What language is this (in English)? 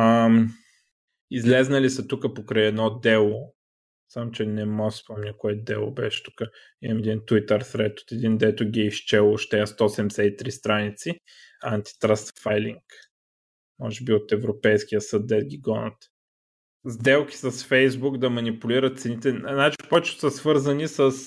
Bulgarian